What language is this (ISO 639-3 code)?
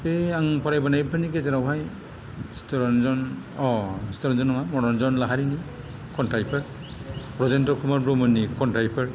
brx